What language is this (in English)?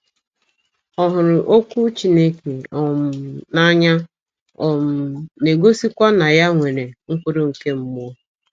Igbo